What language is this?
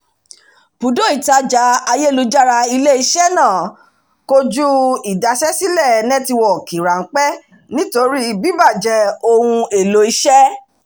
Yoruba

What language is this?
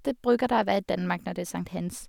Norwegian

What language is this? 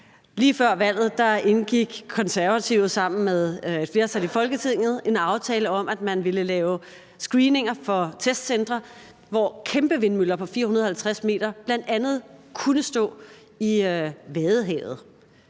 Danish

